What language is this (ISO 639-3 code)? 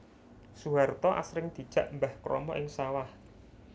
jav